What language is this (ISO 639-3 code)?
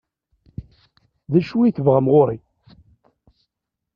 kab